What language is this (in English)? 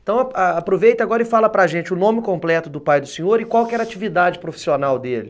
Portuguese